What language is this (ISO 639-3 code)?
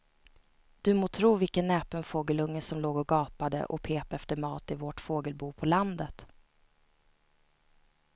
swe